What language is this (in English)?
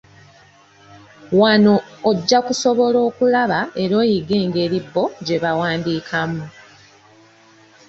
Ganda